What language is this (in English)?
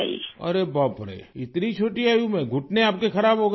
Urdu